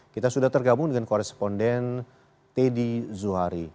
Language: Indonesian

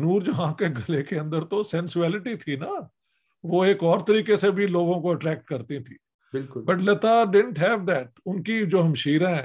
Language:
Urdu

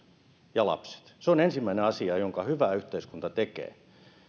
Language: Finnish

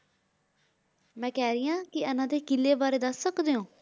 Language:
Punjabi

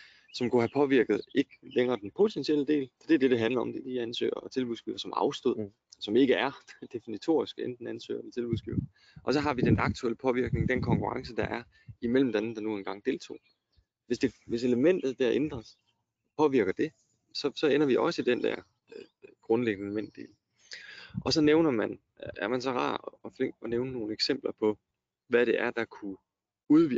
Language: Danish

